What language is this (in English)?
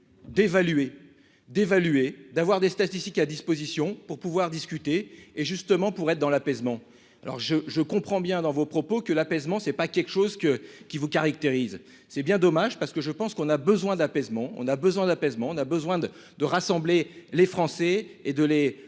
French